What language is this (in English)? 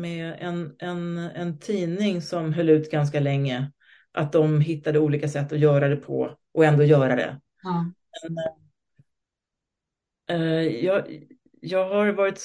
Swedish